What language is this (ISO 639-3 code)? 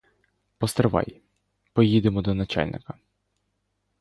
ukr